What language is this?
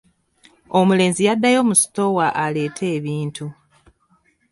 Ganda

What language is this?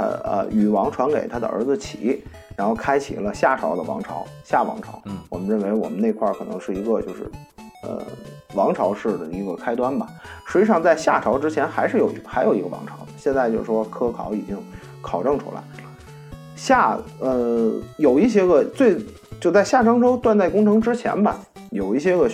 Chinese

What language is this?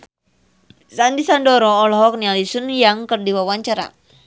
Sundanese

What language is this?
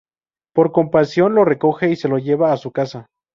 Spanish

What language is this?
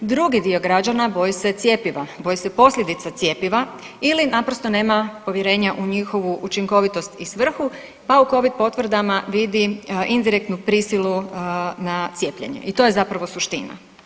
Croatian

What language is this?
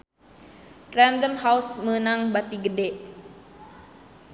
Sundanese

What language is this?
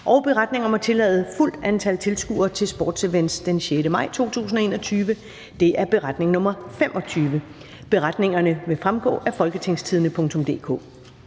Danish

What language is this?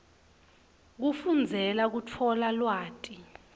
Swati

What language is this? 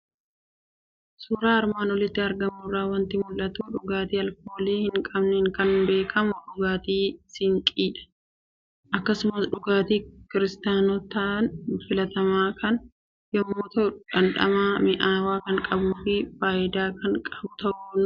Oromo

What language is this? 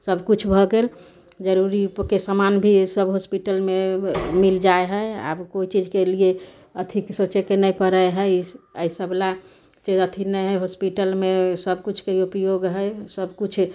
Maithili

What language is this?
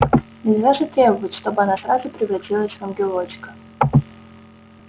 Russian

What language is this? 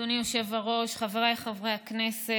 Hebrew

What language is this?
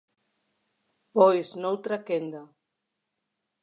Galician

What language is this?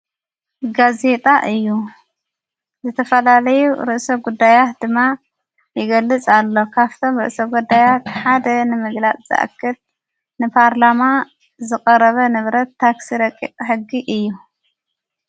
Tigrinya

